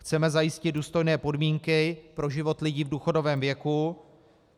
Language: Czech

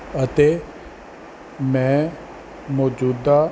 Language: Punjabi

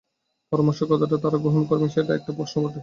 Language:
Bangla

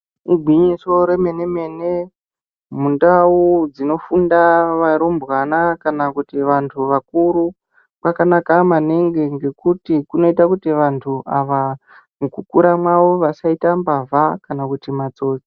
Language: Ndau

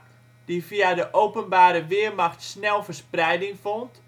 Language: Dutch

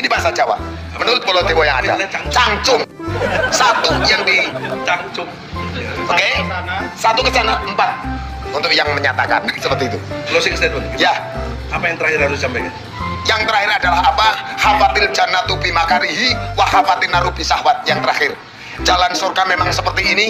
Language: Indonesian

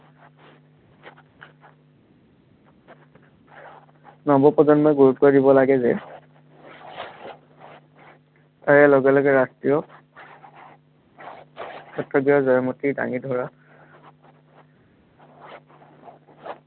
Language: Assamese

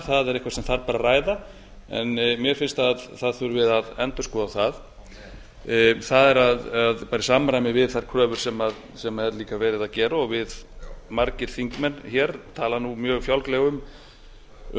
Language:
Icelandic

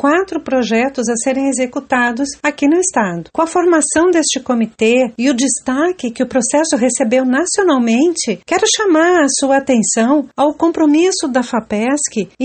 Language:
Portuguese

